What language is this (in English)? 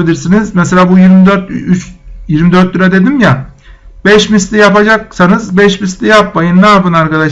Turkish